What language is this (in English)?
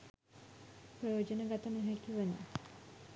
Sinhala